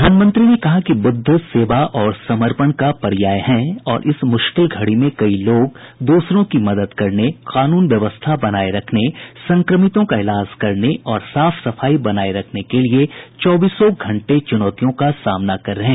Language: Hindi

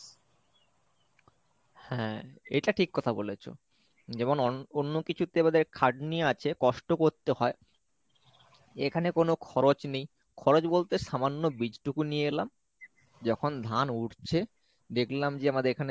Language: Bangla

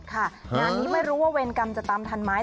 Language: Thai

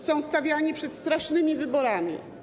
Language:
Polish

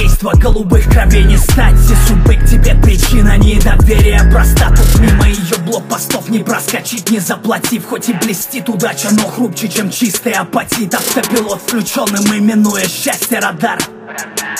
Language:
Russian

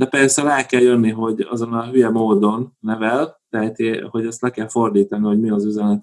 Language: Hungarian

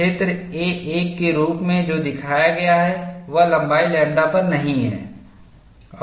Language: Hindi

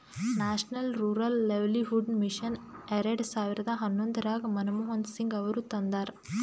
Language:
Kannada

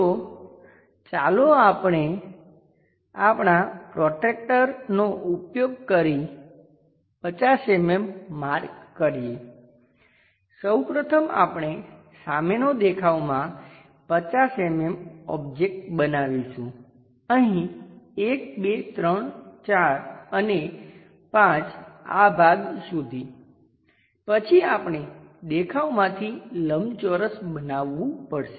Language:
Gujarati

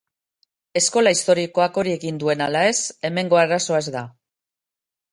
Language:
Basque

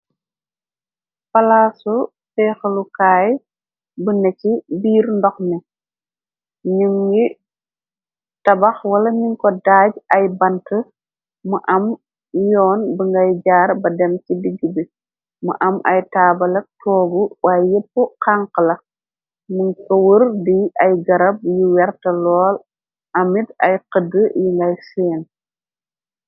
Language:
Wolof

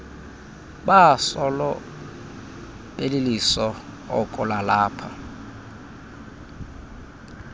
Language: Xhosa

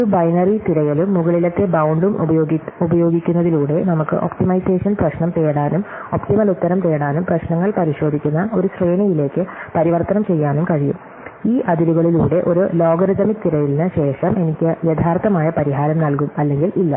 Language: Malayalam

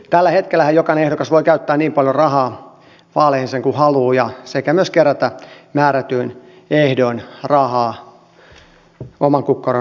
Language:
Finnish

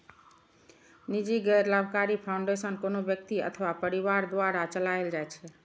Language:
Maithili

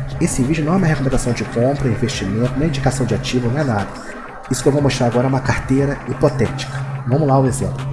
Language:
Portuguese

